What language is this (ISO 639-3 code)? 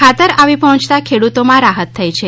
guj